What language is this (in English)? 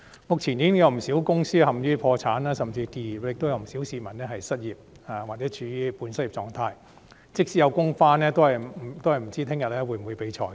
Cantonese